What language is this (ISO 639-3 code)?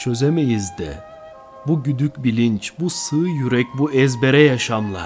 tur